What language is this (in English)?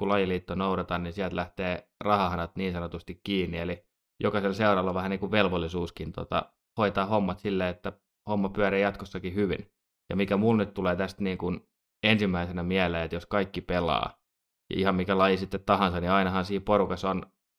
Finnish